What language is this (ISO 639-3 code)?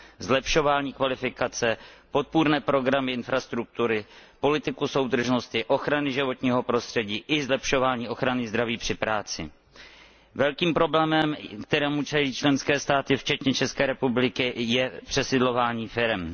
ces